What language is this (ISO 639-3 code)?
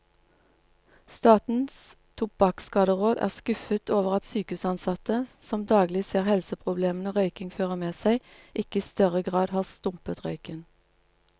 nor